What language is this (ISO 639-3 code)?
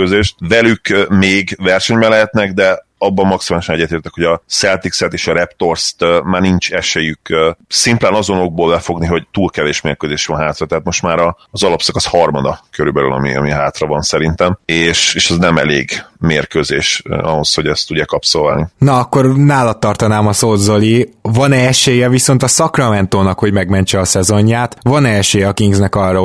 hun